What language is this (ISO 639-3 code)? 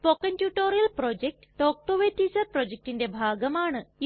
mal